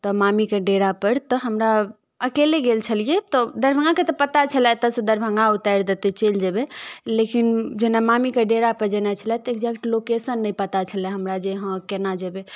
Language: Maithili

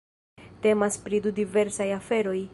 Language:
Esperanto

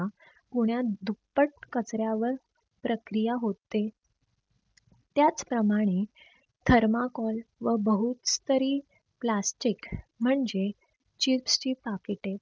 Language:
Marathi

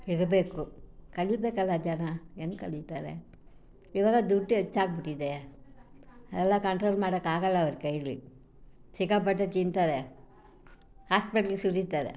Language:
Kannada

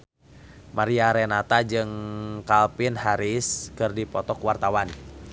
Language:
Sundanese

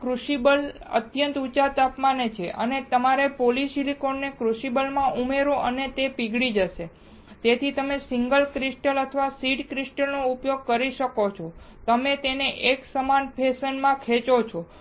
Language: Gujarati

